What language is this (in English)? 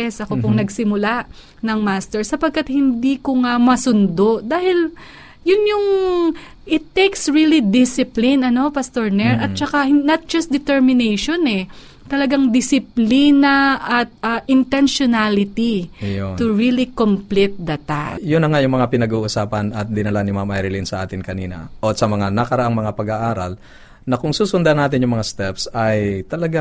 Filipino